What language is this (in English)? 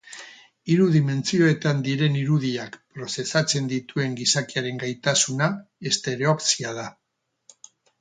Basque